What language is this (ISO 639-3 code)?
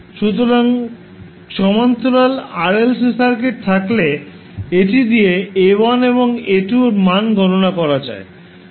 ben